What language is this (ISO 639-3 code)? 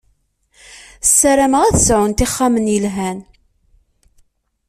kab